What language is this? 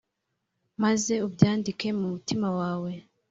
Kinyarwanda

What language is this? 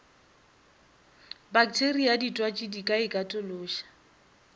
Northern Sotho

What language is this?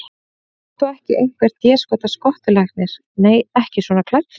Icelandic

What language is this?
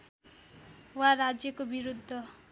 Nepali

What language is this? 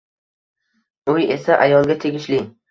Uzbek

